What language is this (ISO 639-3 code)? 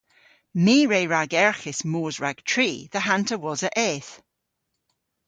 cor